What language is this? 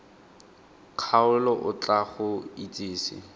Tswana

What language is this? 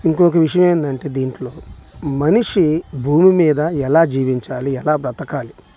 Telugu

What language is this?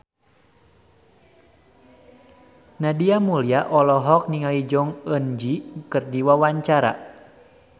Sundanese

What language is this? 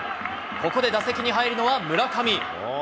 Japanese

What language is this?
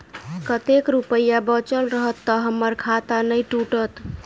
Maithili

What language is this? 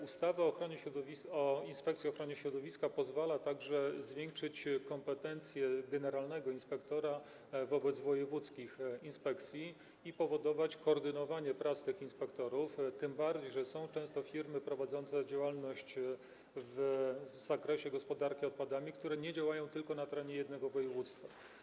Polish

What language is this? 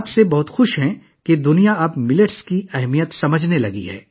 Urdu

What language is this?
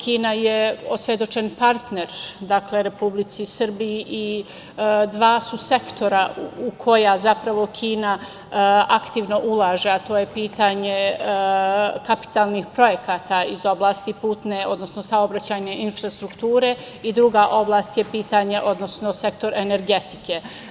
Serbian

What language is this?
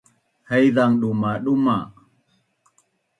Bunun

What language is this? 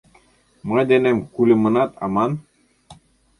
Mari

